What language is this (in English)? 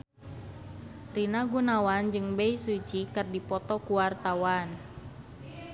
Sundanese